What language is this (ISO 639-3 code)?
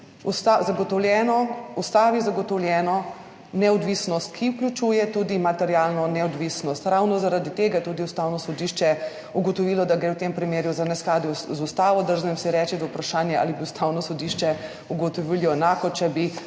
slv